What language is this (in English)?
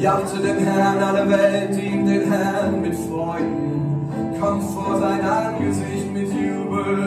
German